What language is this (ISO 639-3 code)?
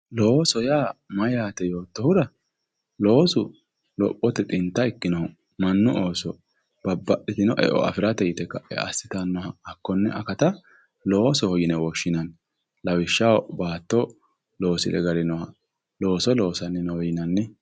sid